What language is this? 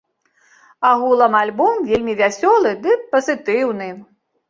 Belarusian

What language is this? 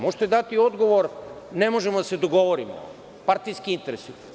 Serbian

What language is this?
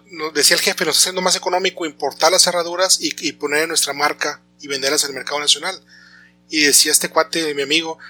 Spanish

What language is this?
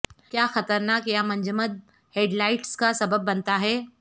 Urdu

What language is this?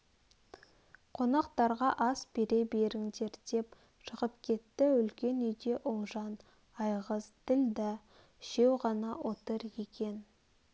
Kazakh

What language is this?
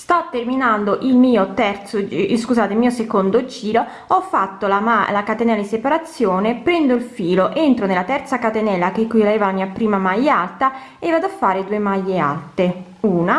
Italian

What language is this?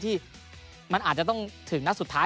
Thai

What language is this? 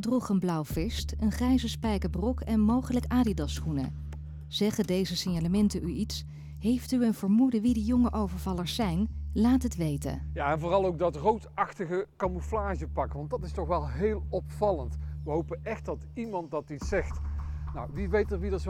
Dutch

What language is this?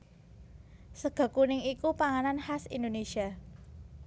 Javanese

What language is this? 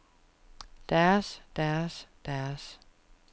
Danish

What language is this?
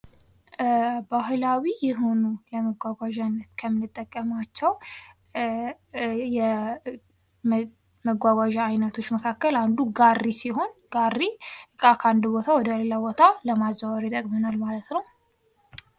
Amharic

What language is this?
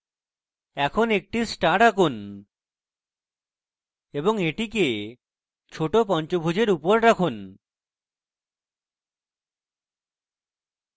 Bangla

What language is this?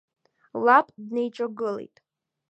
Abkhazian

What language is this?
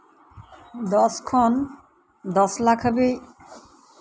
Santali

